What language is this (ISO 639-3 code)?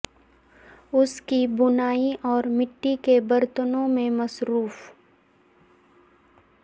urd